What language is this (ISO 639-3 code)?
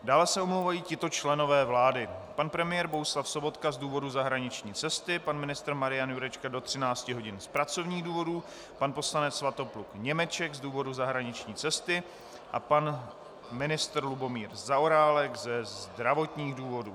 ces